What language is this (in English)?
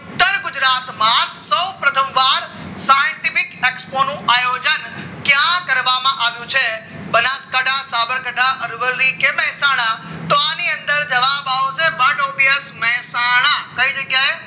Gujarati